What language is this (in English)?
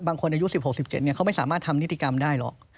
Thai